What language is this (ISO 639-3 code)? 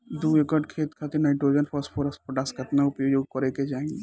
bho